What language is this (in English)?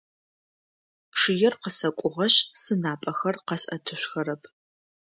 Adyghe